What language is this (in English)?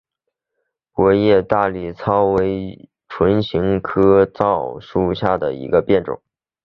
Chinese